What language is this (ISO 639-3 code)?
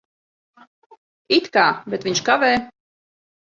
lav